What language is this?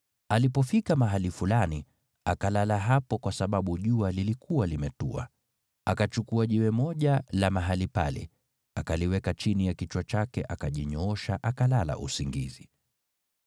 Swahili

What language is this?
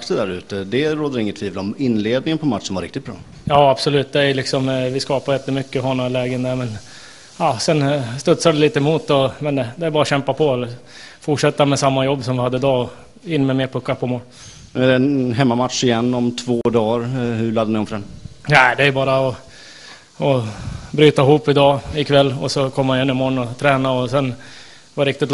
Swedish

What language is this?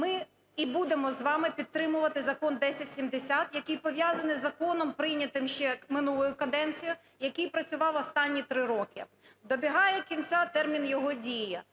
Ukrainian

